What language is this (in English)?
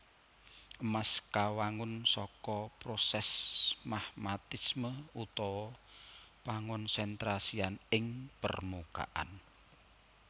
Javanese